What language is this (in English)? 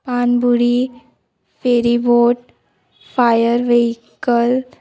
Konkani